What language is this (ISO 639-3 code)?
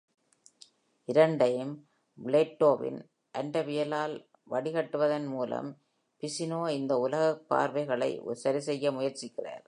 tam